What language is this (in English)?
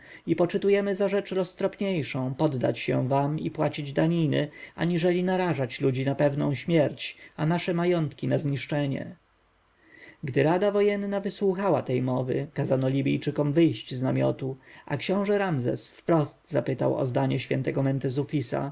Polish